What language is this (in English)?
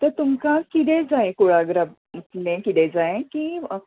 Konkani